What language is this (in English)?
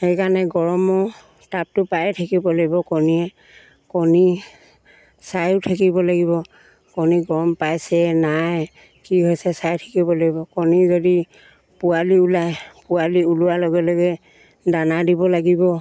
Assamese